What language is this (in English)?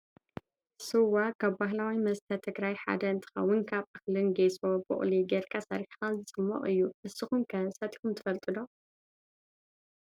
Tigrinya